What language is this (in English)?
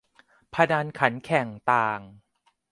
Thai